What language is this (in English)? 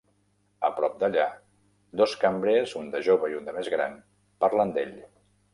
Catalan